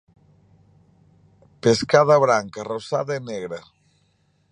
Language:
Galician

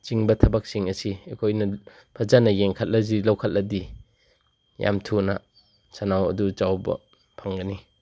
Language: Manipuri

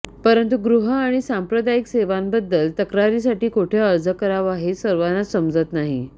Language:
Marathi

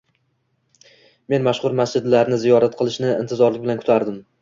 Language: Uzbek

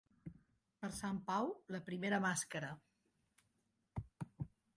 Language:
Catalan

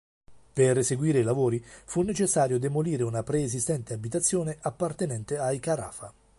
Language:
Italian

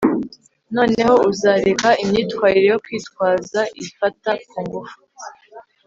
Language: Kinyarwanda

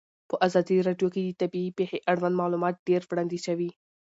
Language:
Pashto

